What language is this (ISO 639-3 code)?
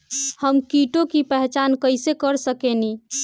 bho